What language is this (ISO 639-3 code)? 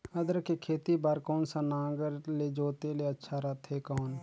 hne